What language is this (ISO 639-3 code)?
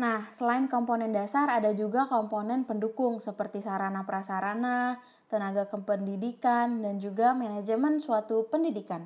ind